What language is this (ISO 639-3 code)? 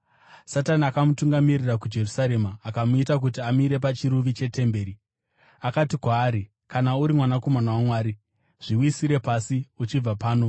sna